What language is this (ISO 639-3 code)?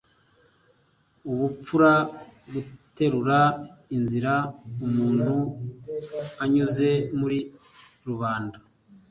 kin